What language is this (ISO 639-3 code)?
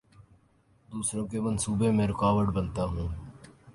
urd